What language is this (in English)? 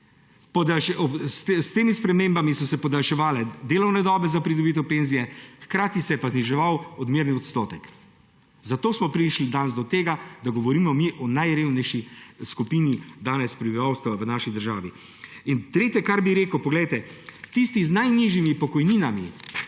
Slovenian